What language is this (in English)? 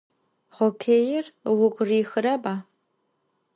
Adyghe